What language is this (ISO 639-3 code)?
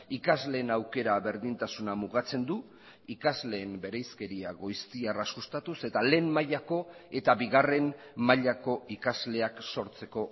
eus